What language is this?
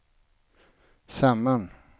Swedish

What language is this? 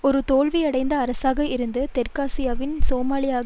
Tamil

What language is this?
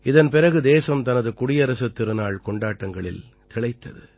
Tamil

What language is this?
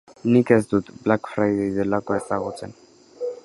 Basque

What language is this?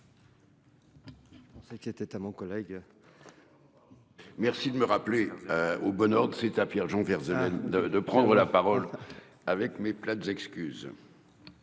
French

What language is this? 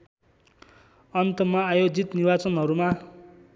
Nepali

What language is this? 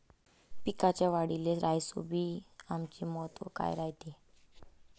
Marathi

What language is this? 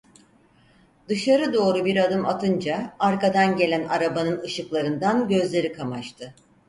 Turkish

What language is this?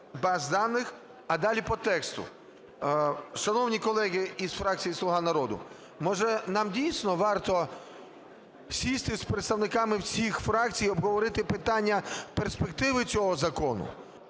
Ukrainian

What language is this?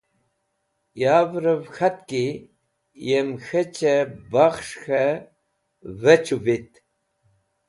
Wakhi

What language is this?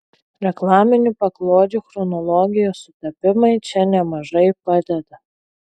Lithuanian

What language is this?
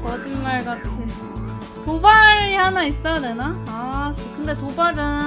Korean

